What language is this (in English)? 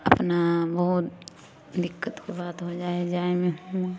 Maithili